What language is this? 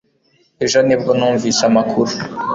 Kinyarwanda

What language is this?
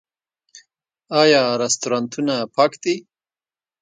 Pashto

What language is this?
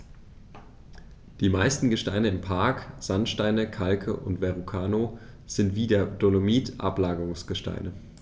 German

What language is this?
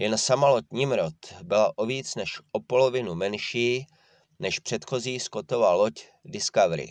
Czech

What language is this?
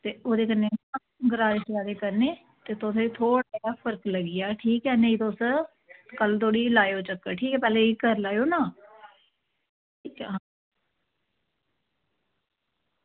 Dogri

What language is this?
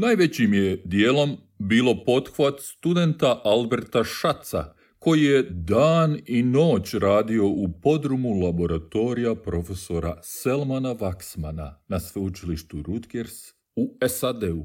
Croatian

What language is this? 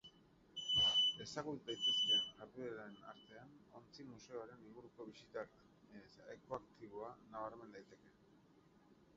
Basque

